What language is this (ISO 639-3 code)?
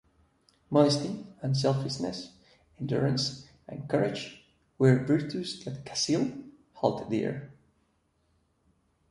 eng